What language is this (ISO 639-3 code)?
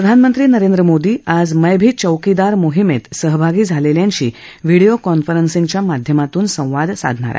mar